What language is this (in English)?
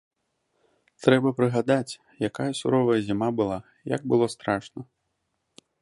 Belarusian